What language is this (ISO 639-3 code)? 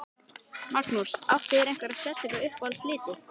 isl